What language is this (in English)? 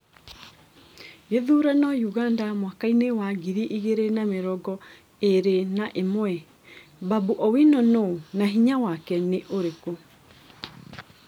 Kikuyu